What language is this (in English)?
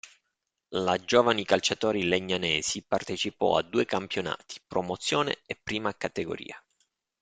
Italian